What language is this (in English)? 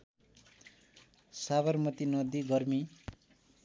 Nepali